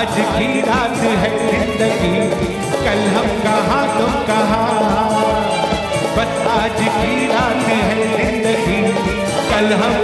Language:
Arabic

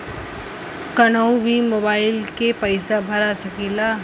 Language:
Bhojpuri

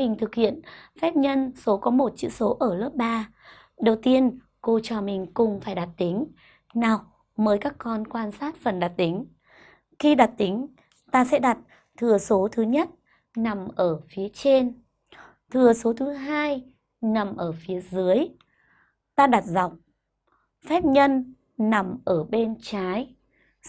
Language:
Vietnamese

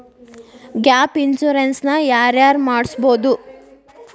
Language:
Kannada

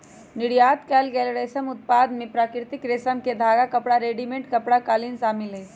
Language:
Magahi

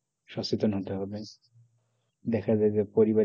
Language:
Bangla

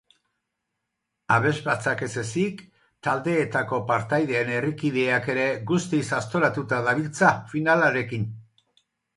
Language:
Basque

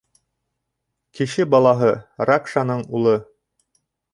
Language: Bashkir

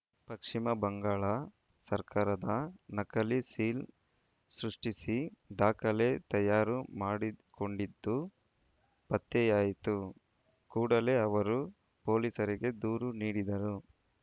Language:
Kannada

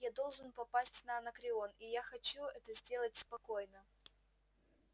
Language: Russian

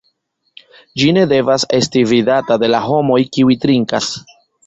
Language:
Esperanto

